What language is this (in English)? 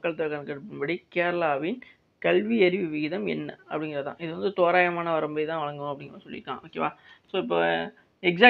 Tamil